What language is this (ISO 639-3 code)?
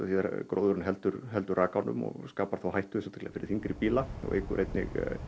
isl